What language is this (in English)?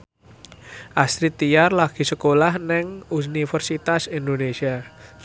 Javanese